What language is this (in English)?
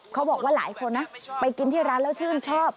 Thai